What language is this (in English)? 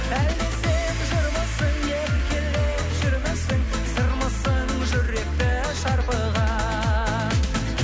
Kazakh